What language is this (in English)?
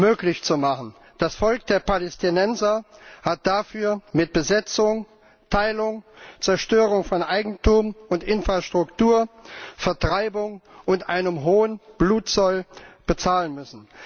German